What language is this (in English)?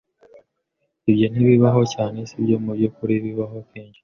Kinyarwanda